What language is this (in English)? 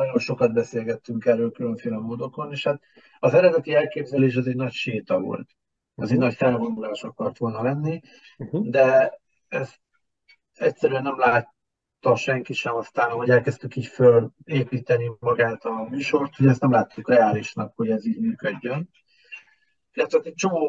Hungarian